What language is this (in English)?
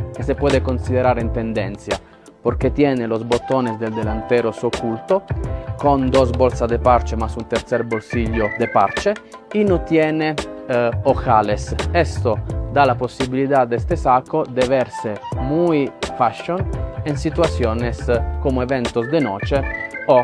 Spanish